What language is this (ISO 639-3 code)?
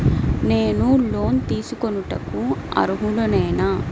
tel